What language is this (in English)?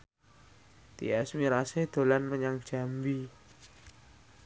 Javanese